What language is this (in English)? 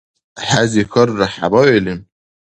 Dargwa